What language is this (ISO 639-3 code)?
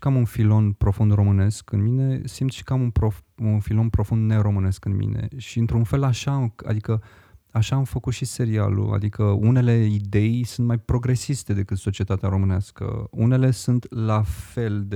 ron